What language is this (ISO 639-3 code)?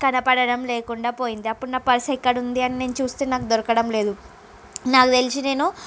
tel